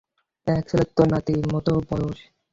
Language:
Bangla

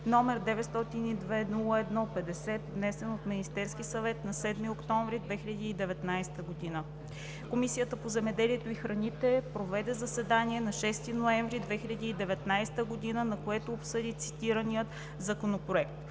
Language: Bulgarian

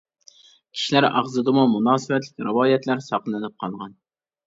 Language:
Uyghur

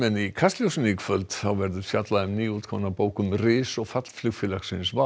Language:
Icelandic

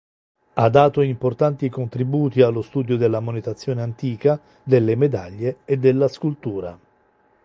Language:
Italian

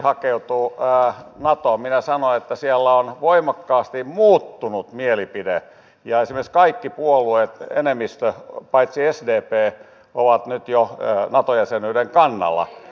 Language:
Finnish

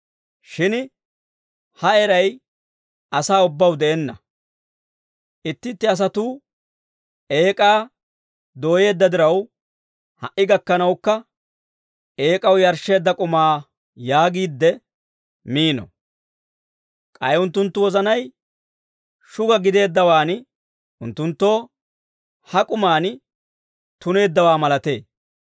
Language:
Dawro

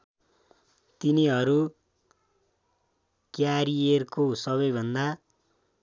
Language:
Nepali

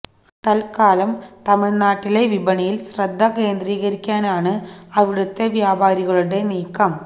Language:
Malayalam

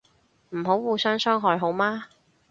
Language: Cantonese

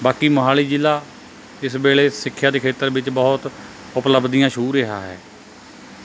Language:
Punjabi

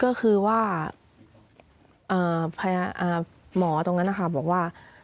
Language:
Thai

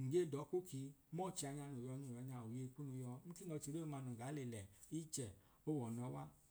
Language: Idoma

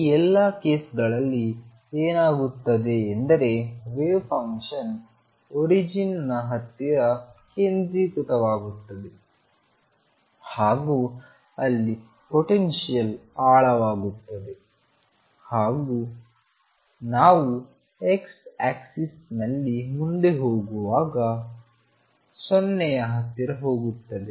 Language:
Kannada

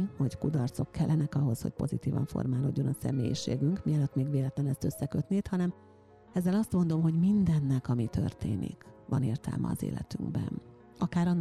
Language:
Hungarian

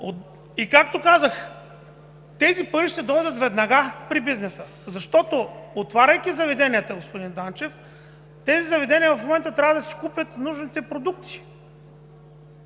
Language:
Bulgarian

